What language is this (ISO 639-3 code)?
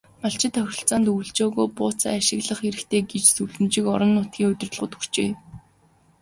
mon